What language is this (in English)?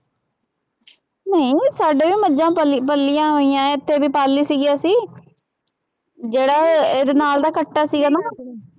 Punjabi